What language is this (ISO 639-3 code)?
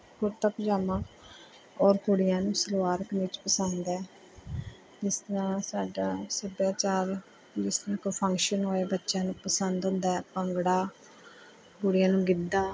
pan